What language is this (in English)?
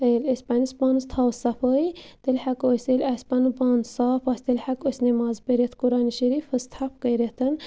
Kashmiri